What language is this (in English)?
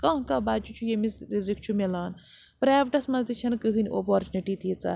Kashmiri